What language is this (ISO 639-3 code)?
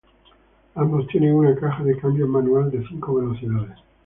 spa